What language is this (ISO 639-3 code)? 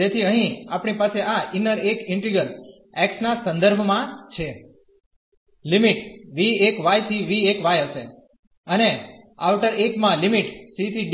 guj